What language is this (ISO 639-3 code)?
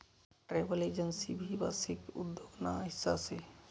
mar